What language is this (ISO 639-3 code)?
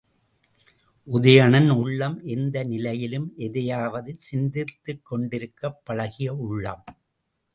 tam